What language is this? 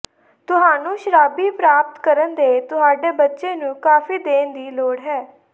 Punjabi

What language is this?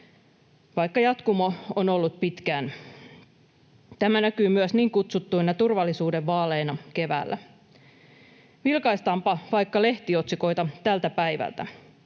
Finnish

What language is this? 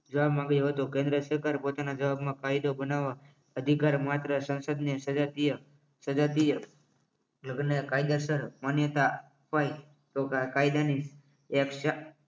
Gujarati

